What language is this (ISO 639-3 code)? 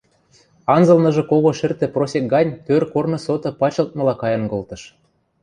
mrj